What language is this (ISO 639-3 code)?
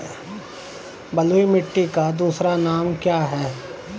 hin